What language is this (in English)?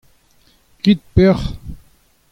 Breton